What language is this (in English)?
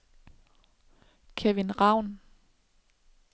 Danish